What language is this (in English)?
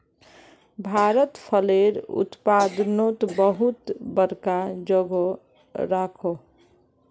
Magahi